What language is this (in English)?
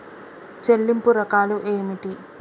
Telugu